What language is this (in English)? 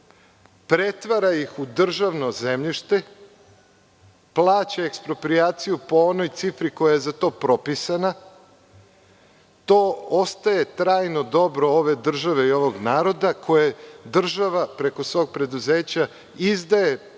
Serbian